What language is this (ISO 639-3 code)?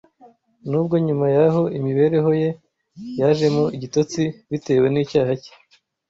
kin